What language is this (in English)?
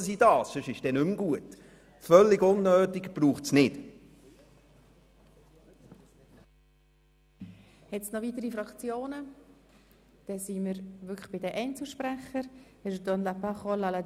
Swiss German